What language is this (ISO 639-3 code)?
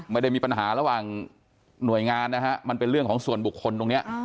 tha